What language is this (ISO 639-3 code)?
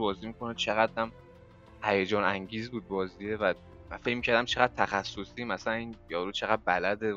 fas